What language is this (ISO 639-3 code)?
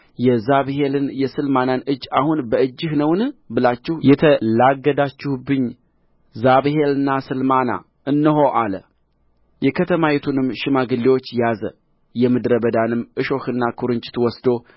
amh